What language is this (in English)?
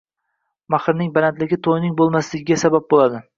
Uzbek